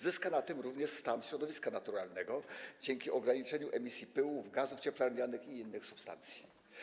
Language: Polish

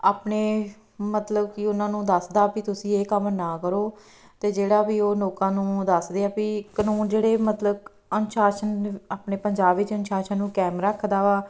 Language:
Punjabi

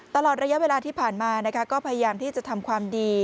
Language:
Thai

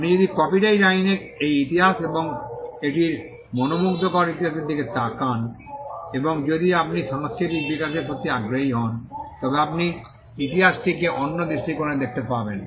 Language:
Bangla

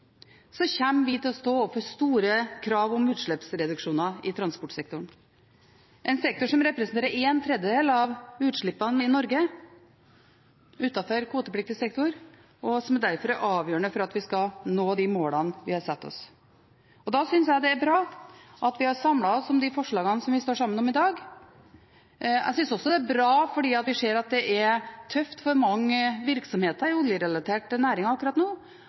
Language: Norwegian Bokmål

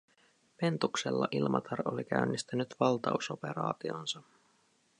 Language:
Finnish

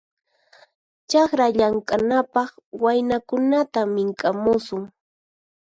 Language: Puno Quechua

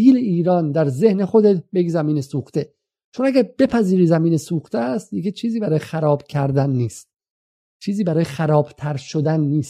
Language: Persian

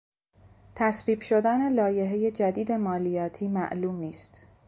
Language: Persian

